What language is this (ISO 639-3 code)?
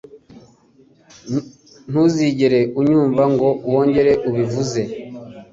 kin